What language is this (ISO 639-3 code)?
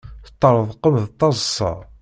kab